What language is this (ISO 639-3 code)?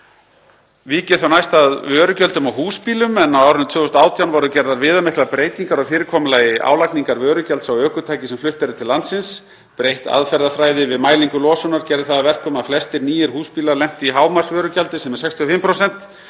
isl